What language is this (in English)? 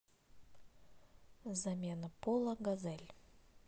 Russian